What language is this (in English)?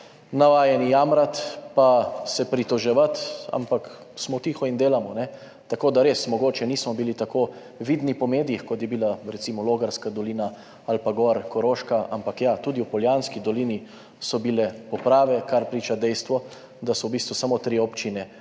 Slovenian